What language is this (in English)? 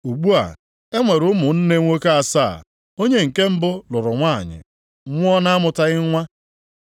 Igbo